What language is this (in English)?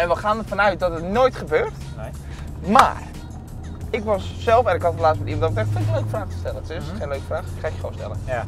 Dutch